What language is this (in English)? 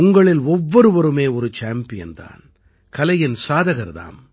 Tamil